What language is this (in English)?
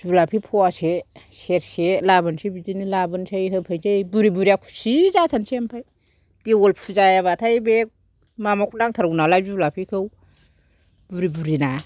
Bodo